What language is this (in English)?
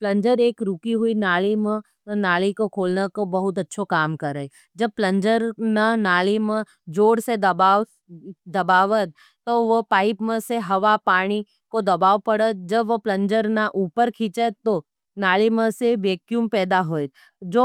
Nimadi